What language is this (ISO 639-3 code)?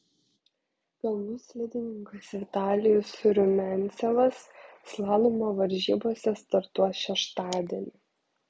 lit